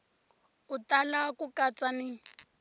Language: Tsonga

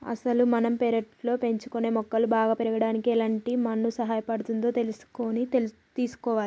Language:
Telugu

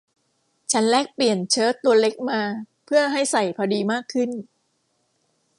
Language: Thai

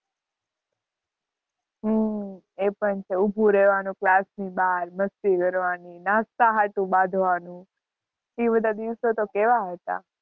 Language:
Gujarati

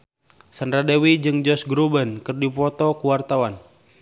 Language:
Sundanese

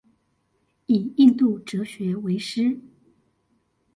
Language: Chinese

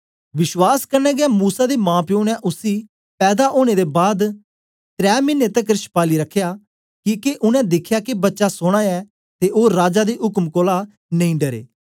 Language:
Dogri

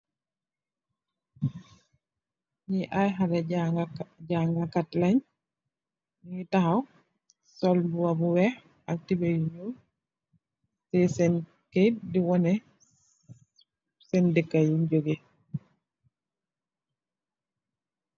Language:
Wolof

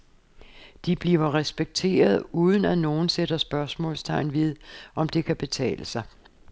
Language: Danish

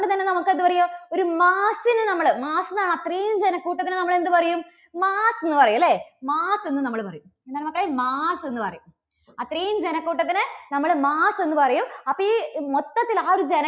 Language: Malayalam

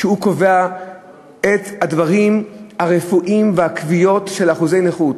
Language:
Hebrew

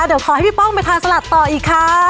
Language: Thai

